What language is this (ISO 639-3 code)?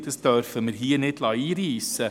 gsw